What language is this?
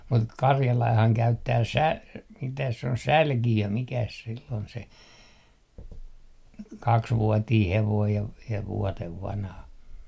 Finnish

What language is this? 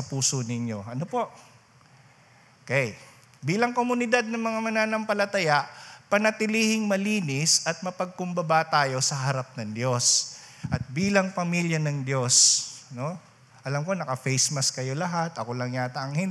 Filipino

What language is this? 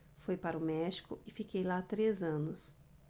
Portuguese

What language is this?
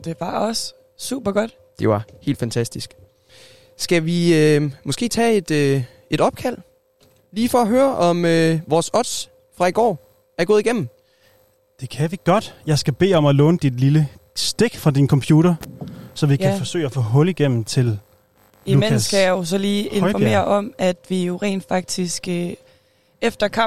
Danish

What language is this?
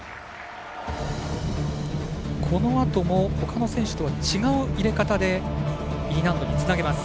Japanese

